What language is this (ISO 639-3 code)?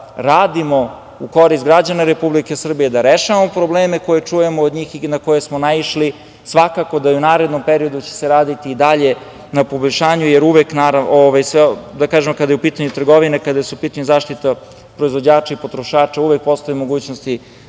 srp